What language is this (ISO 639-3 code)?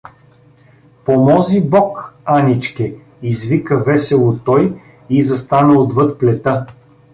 bul